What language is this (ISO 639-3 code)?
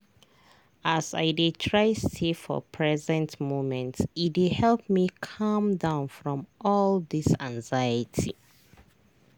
pcm